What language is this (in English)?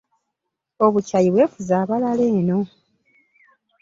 Ganda